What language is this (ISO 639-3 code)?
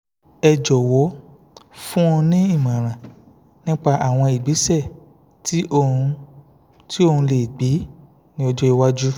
yor